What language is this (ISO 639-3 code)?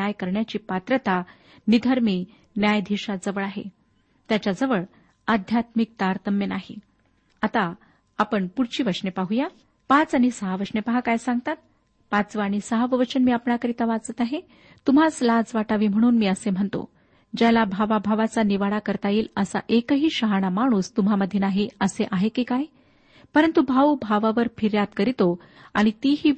mar